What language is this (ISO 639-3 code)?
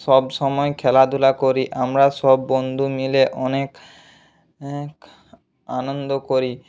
ben